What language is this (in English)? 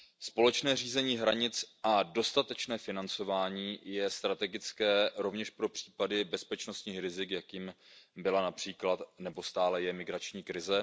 Czech